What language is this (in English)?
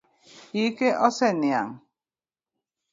Luo (Kenya and Tanzania)